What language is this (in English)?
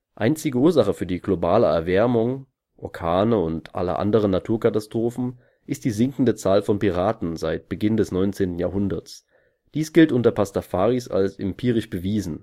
German